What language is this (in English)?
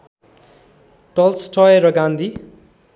Nepali